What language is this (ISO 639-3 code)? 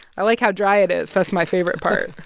eng